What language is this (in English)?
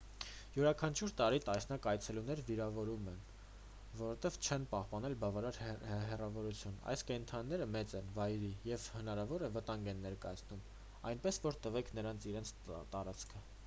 Armenian